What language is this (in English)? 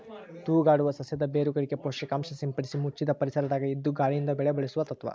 Kannada